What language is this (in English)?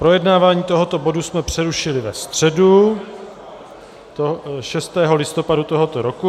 Czech